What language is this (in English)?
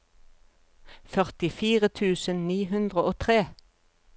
Norwegian